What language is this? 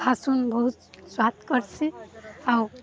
Odia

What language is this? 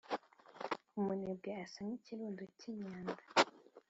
Kinyarwanda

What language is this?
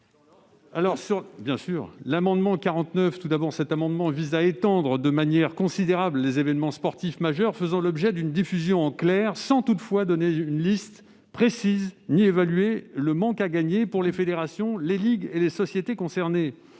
French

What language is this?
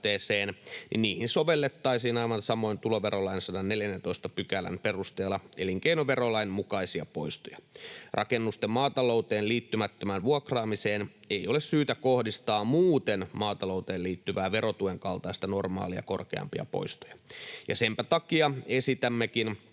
Finnish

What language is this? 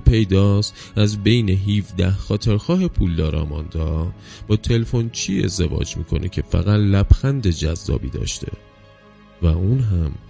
Persian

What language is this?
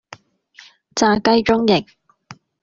Cantonese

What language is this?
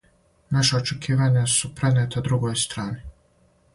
Serbian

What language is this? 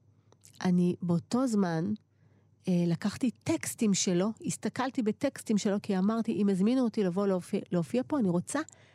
Hebrew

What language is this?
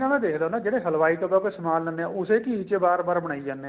Punjabi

